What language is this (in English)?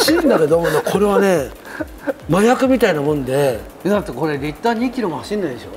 Japanese